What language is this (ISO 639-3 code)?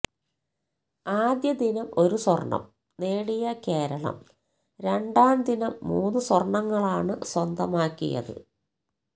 mal